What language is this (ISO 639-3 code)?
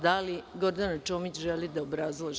srp